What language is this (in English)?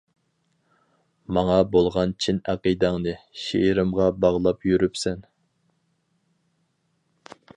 Uyghur